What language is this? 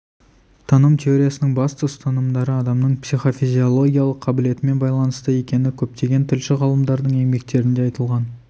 Kazakh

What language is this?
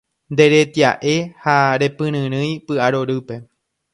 Guarani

